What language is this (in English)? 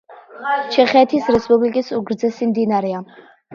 Georgian